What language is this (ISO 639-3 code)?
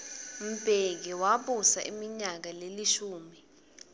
ssw